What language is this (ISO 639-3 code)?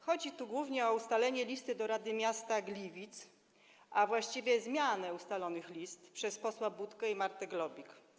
pol